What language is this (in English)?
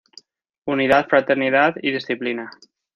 Spanish